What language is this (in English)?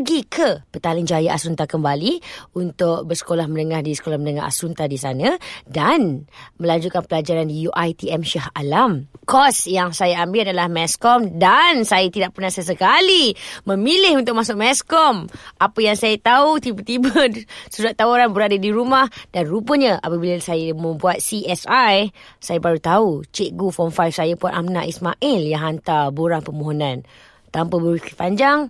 Malay